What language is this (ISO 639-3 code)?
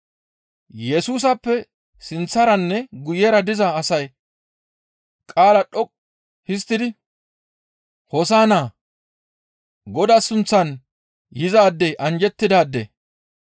gmv